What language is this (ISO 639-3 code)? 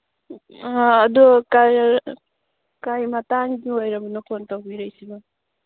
mni